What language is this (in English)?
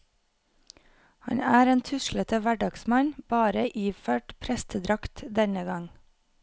Norwegian